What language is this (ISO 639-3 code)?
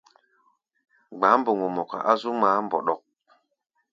gba